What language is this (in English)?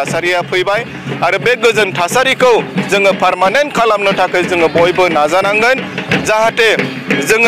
Romanian